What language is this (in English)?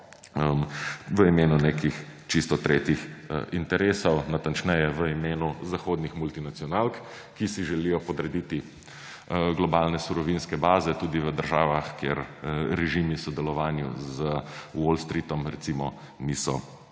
Slovenian